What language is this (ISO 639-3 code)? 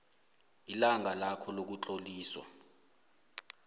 nbl